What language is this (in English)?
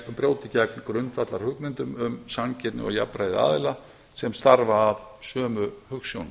Icelandic